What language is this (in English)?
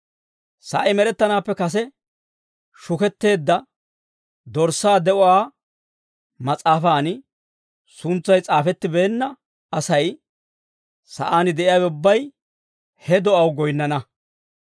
Dawro